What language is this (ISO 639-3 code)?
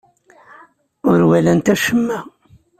kab